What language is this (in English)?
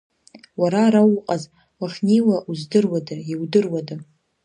Abkhazian